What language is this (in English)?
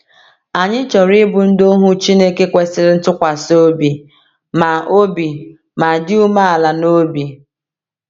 Igbo